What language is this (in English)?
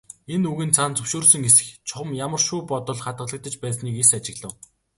Mongolian